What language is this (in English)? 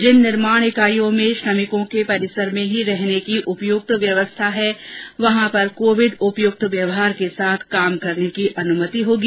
Hindi